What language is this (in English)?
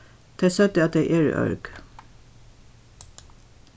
Faroese